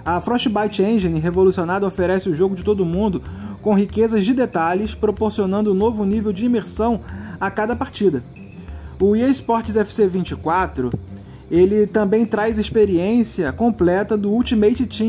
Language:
Portuguese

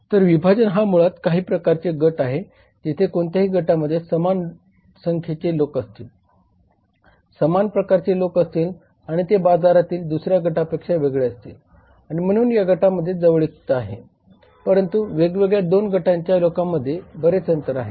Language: Marathi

